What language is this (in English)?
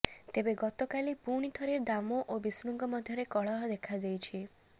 Odia